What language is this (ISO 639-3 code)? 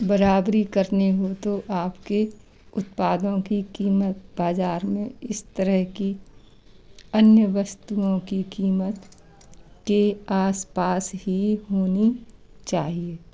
hin